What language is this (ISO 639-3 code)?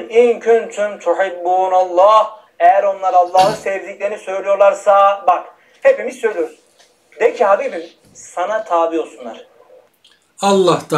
tur